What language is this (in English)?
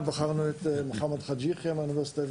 Hebrew